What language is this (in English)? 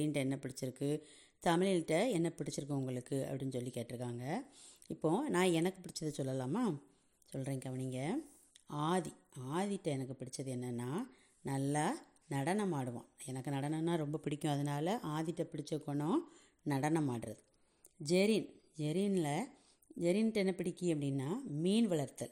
Tamil